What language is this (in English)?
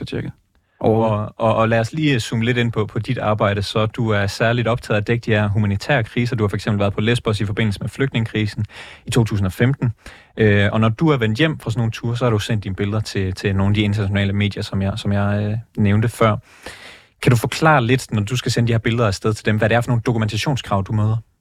Danish